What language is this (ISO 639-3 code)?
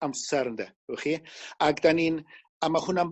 cym